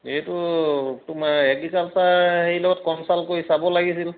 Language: Assamese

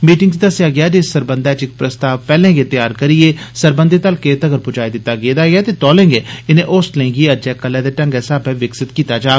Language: Dogri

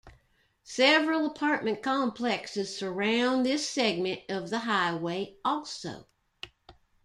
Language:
English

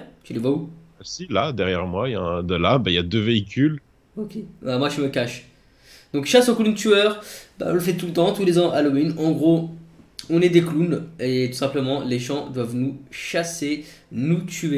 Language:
French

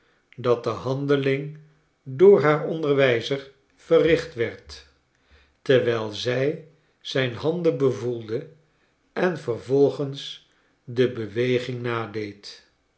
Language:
Dutch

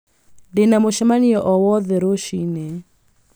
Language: Kikuyu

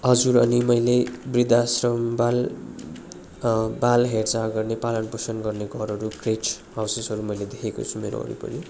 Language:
Nepali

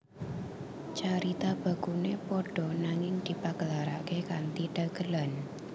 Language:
Javanese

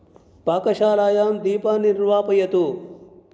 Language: Sanskrit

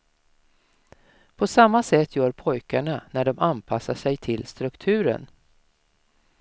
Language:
Swedish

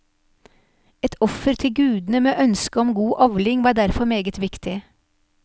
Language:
Norwegian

